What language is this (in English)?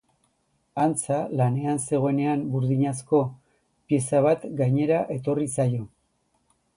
Basque